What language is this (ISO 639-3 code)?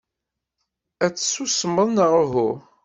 kab